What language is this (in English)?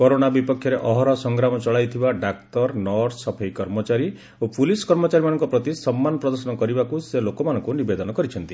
Odia